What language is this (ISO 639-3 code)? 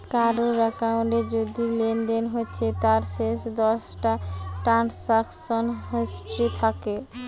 ben